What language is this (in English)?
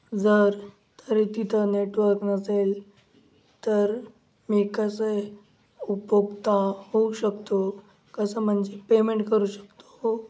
Marathi